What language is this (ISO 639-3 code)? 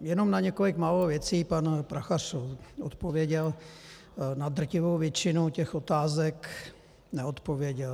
ces